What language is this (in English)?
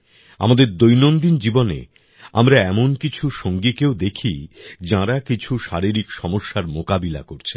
Bangla